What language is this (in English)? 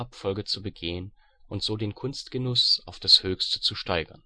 German